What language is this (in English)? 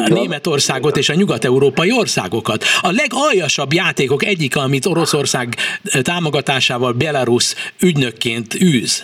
Hungarian